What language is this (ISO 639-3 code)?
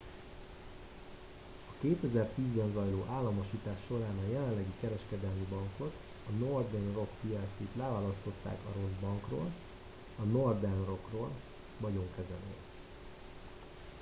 hun